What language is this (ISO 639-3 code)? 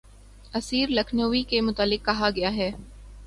urd